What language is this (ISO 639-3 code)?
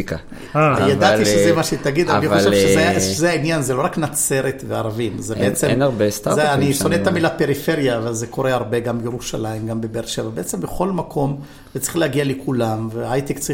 heb